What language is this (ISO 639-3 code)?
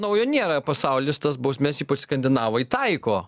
lit